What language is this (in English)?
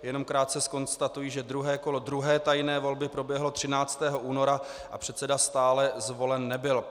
Czech